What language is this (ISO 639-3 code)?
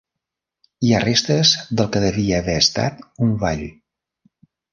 cat